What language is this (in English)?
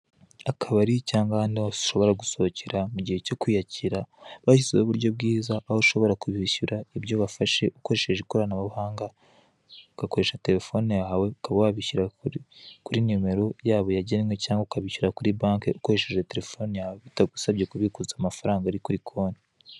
Kinyarwanda